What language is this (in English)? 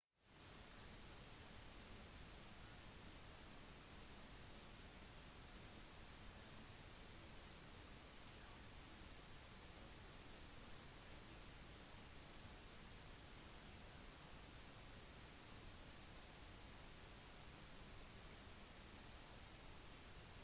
Norwegian Bokmål